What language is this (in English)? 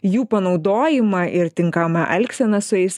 Lithuanian